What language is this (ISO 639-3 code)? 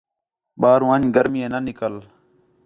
xhe